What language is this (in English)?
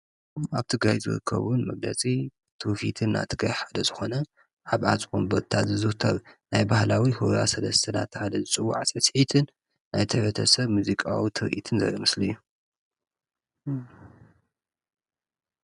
Tigrinya